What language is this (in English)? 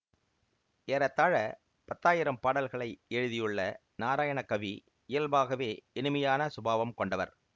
Tamil